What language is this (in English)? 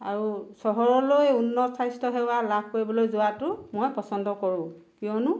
Assamese